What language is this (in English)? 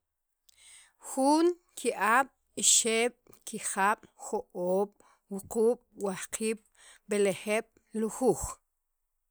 Sacapulteco